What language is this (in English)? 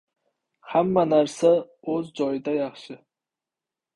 Uzbek